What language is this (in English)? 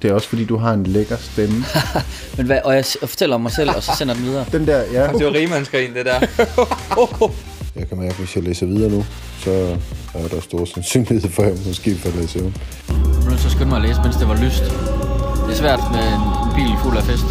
Danish